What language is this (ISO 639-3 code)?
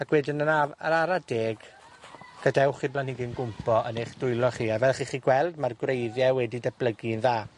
cym